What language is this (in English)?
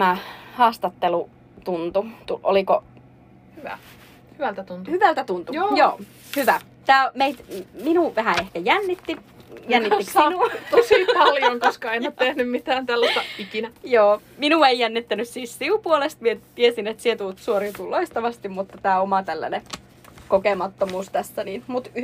Finnish